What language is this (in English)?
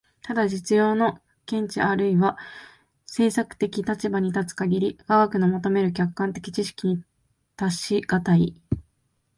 Japanese